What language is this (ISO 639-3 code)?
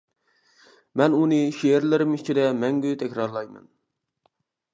uig